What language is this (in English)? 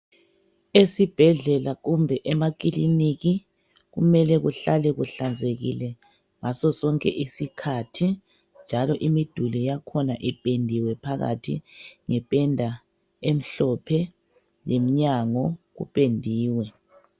North Ndebele